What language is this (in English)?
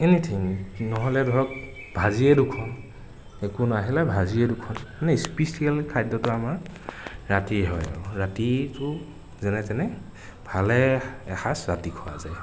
Assamese